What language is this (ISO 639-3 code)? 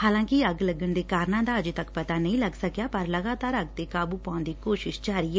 pan